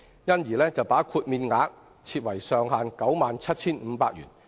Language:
Cantonese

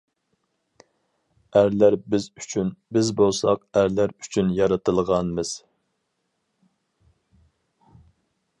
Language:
Uyghur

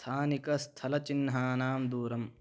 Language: Sanskrit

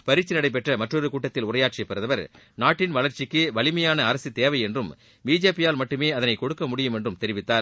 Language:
Tamil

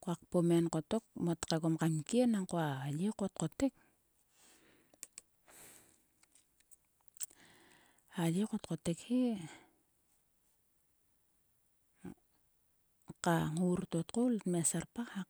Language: Sulka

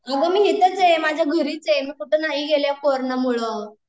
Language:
Marathi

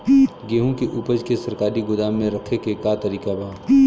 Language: Bhojpuri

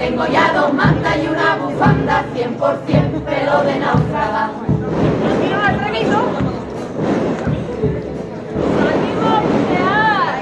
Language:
Spanish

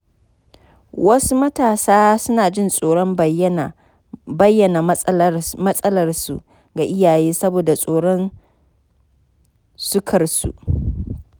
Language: Hausa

